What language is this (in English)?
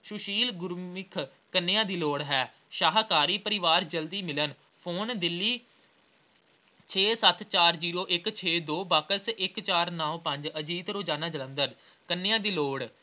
Punjabi